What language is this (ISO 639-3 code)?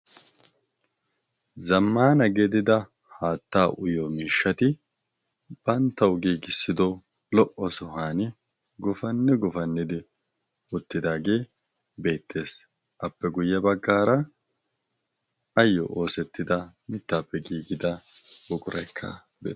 wal